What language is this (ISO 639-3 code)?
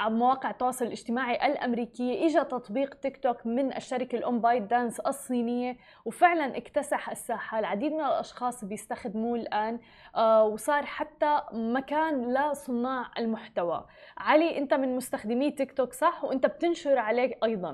ara